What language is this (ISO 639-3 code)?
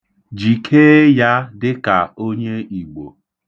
ibo